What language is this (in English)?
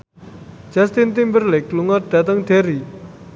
Javanese